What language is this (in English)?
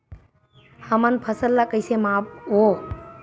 Chhattisgarhi